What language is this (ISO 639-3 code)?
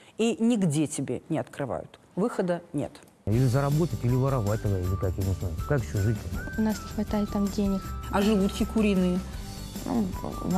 rus